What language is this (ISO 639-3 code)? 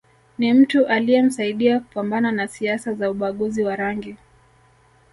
swa